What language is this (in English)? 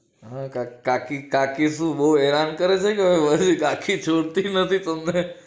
Gujarati